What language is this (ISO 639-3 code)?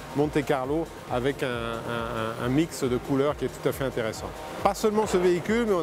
fra